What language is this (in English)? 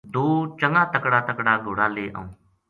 Gujari